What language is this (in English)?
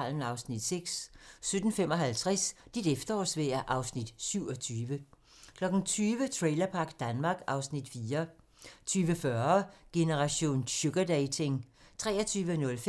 Danish